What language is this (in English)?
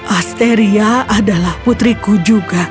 Indonesian